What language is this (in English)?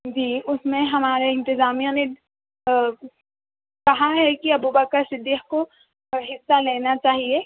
Urdu